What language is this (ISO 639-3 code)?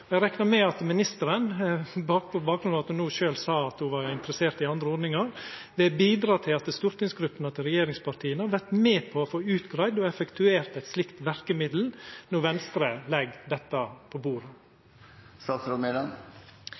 nno